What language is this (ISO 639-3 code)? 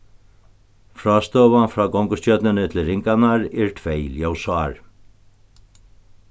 fao